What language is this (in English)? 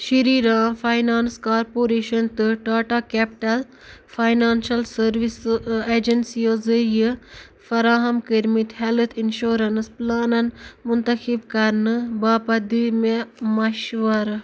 Kashmiri